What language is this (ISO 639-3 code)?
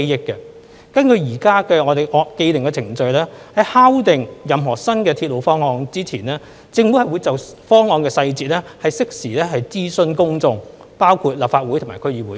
yue